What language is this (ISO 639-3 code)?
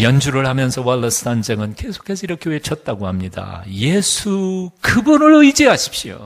kor